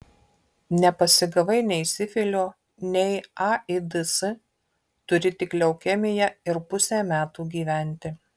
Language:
Lithuanian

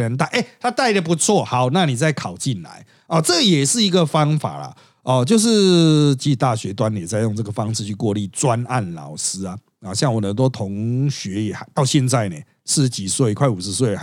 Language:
Chinese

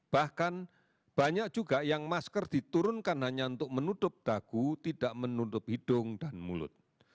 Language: Indonesian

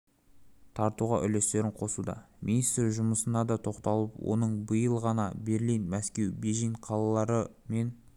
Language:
Kazakh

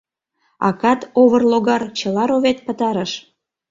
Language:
Mari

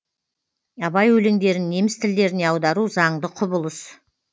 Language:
Kazakh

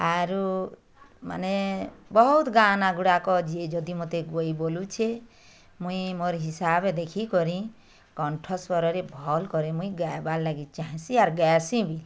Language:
Odia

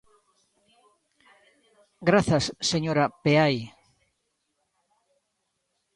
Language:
Galician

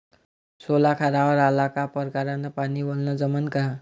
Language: Marathi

